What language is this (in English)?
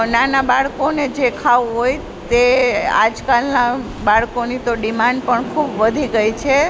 Gujarati